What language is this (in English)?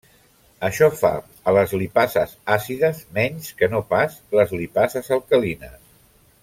Catalan